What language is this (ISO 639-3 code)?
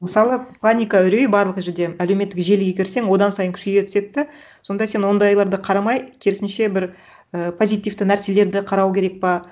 kaz